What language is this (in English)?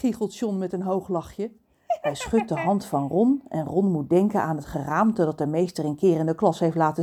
Dutch